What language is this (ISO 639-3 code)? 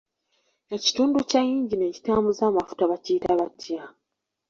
lug